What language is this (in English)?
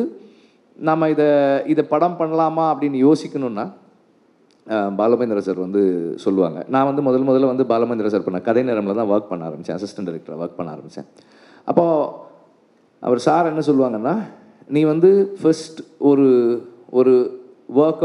Tamil